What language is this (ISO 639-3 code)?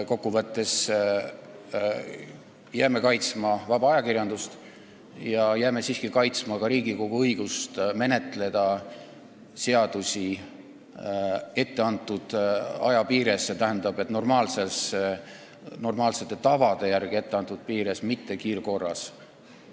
est